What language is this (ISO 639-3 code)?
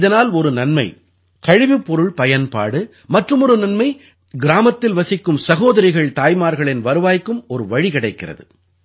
tam